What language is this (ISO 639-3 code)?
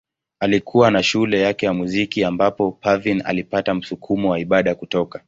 swa